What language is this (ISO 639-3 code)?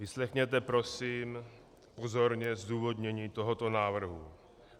ces